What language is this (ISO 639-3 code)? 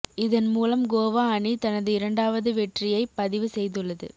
tam